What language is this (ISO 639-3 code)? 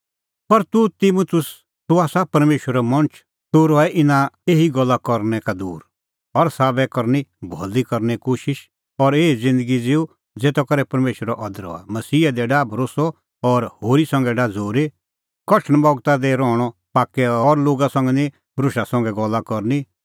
kfx